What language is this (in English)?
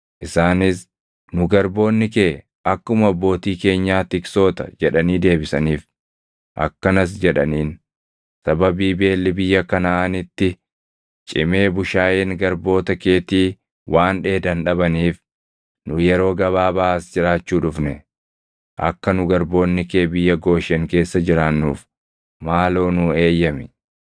Oromo